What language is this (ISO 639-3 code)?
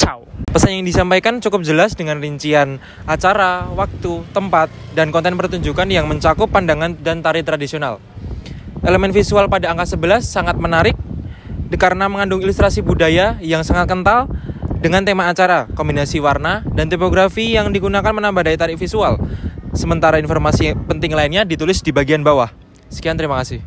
ind